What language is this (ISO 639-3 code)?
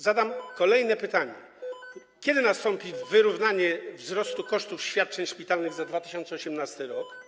pol